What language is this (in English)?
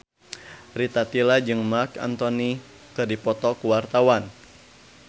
Sundanese